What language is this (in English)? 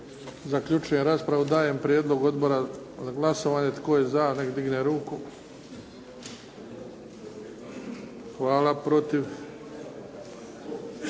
Croatian